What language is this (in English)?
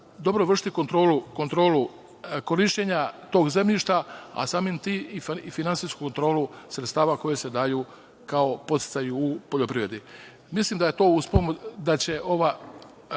Serbian